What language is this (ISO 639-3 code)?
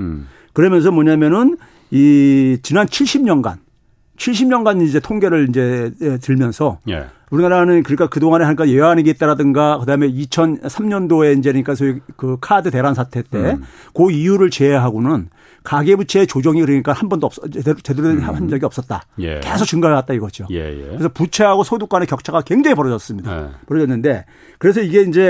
kor